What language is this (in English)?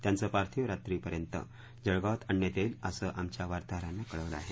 Marathi